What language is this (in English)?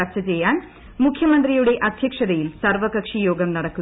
Malayalam